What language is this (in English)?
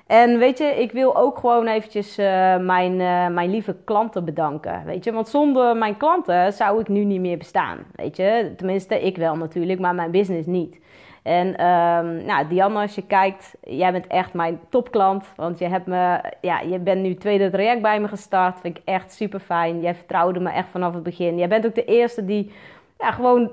Dutch